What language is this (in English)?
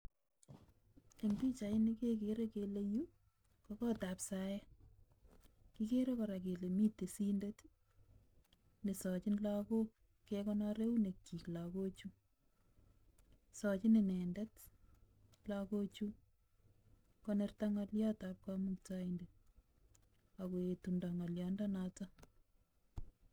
Kalenjin